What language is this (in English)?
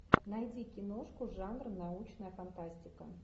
Russian